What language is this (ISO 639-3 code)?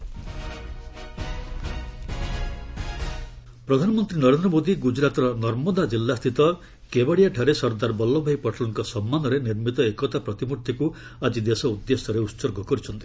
ori